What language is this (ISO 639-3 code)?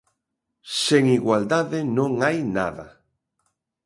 glg